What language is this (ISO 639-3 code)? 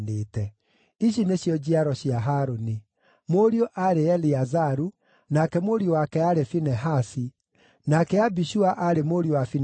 kik